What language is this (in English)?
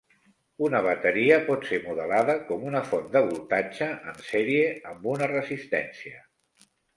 Catalan